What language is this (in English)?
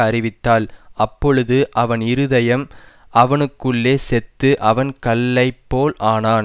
Tamil